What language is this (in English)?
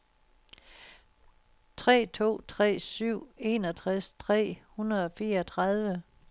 Danish